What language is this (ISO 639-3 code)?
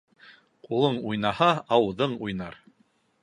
bak